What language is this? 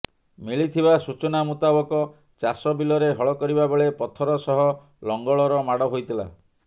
Odia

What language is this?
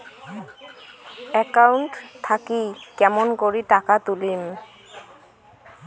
Bangla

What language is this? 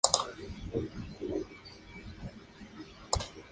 Spanish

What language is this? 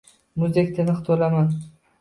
Uzbek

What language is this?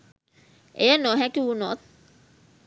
Sinhala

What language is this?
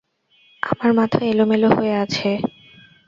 Bangla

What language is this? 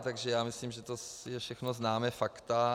Czech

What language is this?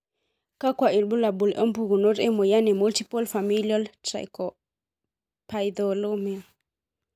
Masai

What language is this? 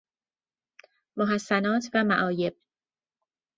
Persian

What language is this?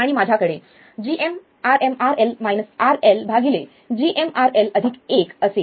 Marathi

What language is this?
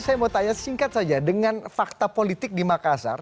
Indonesian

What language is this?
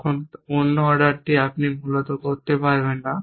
Bangla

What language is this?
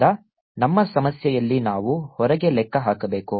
Kannada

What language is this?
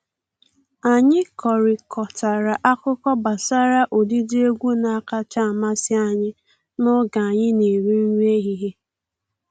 Igbo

